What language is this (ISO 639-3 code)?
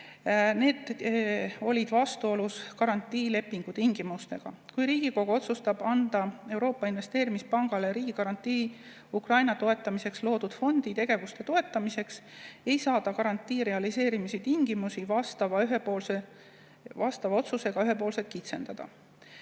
est